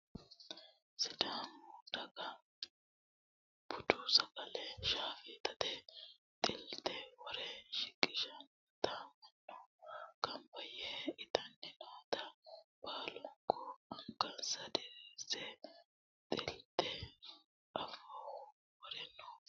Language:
Sidamo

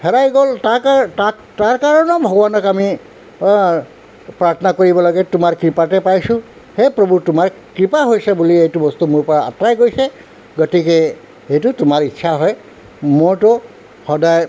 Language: Assamese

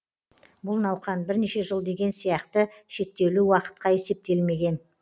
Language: Kazakh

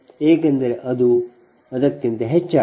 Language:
Kannada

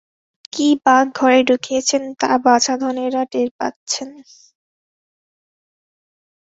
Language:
Bangla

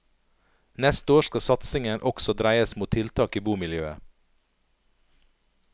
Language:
Norwegian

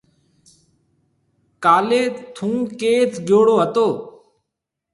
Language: Marwari (Pakistan)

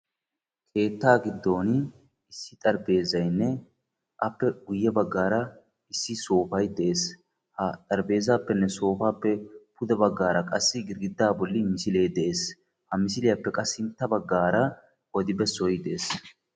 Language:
Wolaytta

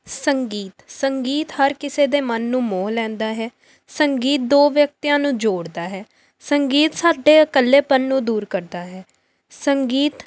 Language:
Punjabi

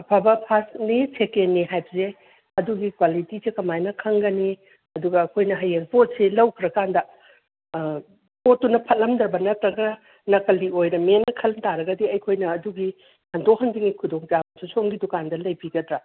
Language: Manipuri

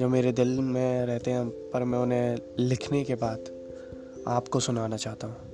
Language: Hindi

